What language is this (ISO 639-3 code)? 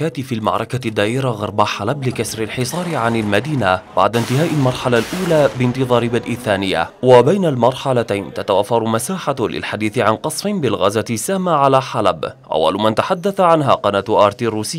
ara